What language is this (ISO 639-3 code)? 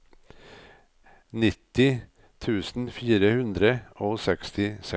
nor